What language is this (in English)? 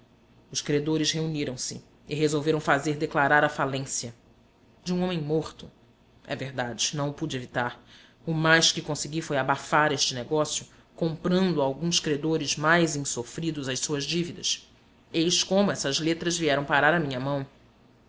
Portuguese